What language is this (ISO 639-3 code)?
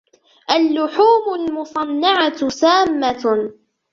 ara